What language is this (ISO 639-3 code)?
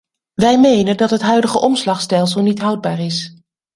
nld